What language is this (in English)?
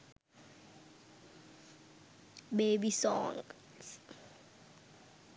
Sinhala